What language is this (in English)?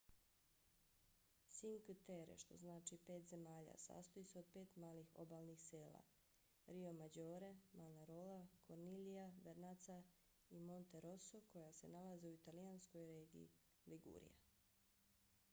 Bosnian